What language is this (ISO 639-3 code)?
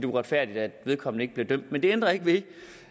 dan